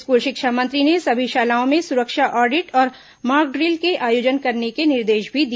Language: Hindi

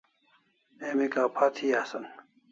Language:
Kalasha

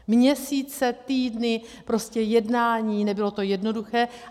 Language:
Czech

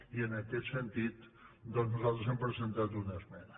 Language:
Catalan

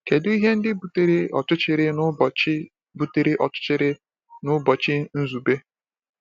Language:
Igbo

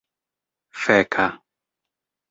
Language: Esperanto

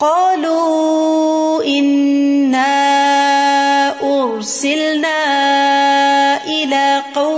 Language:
Urdu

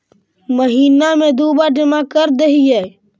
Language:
Magahi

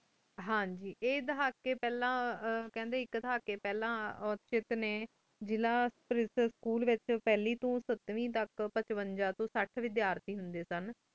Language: Punjabi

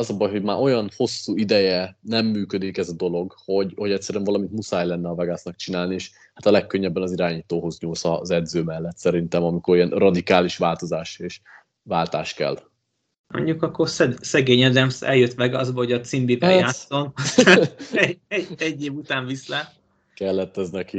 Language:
Hungarian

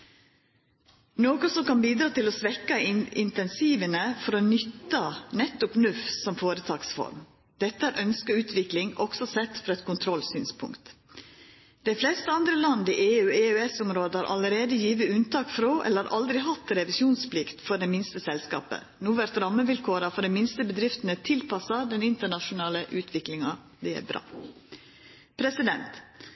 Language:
Norwegian Nynorsk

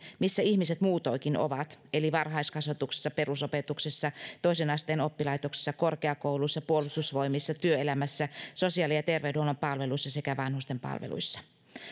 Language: Finnish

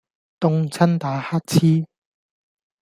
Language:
Cantonese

